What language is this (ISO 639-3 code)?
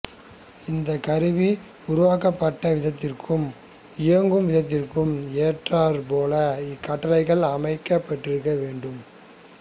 tam